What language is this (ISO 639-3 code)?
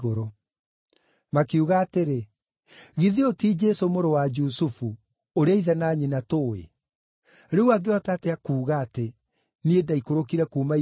kik